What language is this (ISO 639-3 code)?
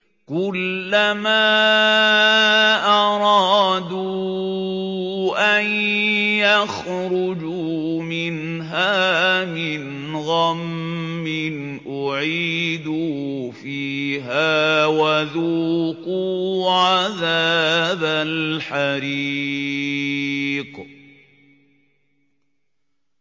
ara